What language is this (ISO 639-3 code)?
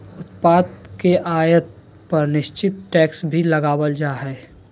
mag